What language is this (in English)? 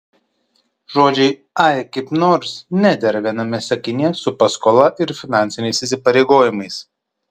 Lithuanian